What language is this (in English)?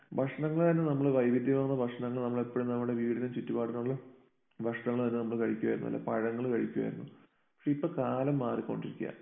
Malayalam